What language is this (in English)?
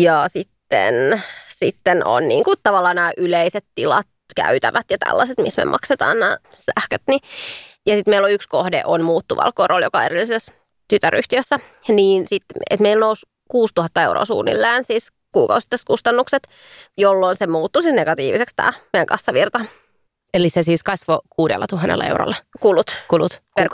Finnish